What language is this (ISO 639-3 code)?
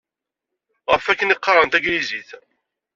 kab